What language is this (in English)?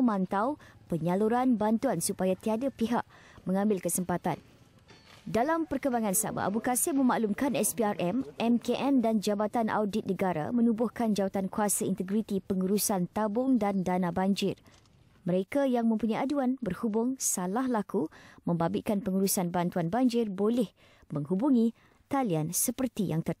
Malay